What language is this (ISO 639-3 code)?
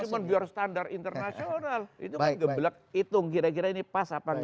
ind